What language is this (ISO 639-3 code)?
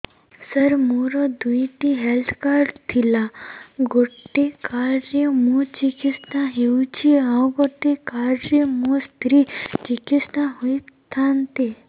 ori